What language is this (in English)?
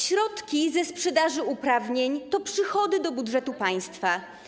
Polish